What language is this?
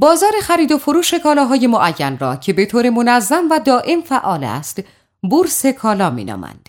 Persian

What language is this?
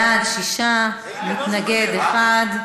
Hebrew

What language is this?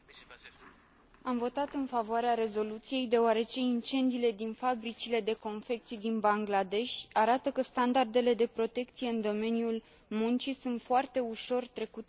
Romanian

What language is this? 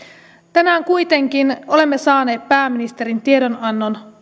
Finnish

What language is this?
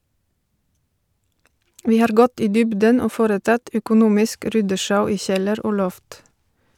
Norwegian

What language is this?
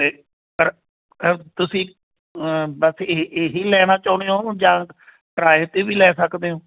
Punjabi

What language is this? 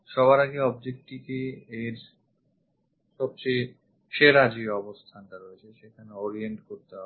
Bangla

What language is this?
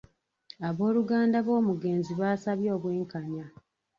Ganda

